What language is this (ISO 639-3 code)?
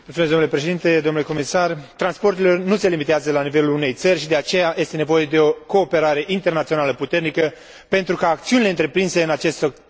ron